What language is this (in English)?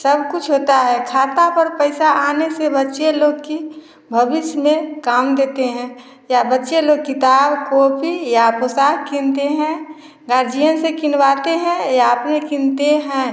Hindi